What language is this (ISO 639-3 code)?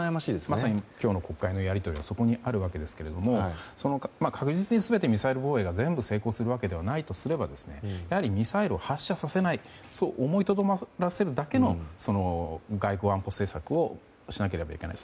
jpn